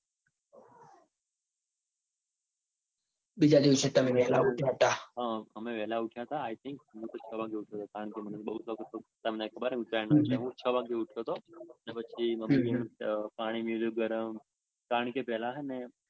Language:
Gujarati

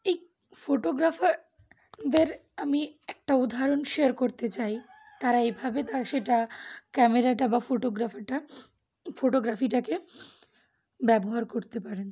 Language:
Bangla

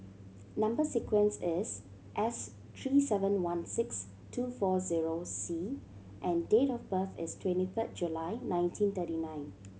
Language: English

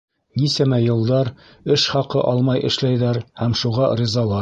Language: Bashkir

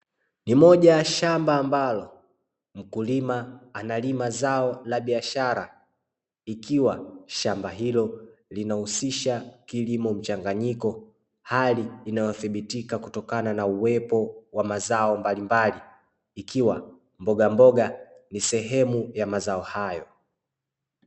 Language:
Swahili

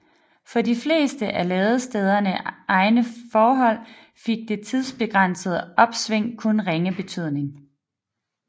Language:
Danish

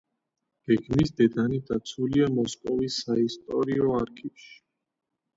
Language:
Georgian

